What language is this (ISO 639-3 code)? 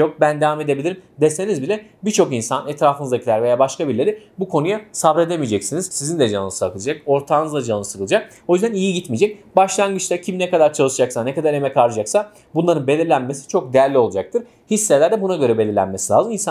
tur